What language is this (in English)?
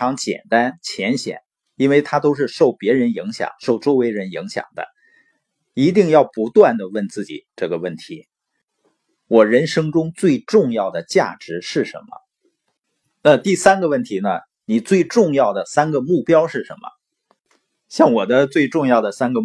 Chinese